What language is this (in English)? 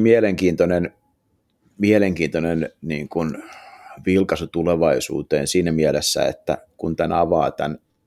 Finnish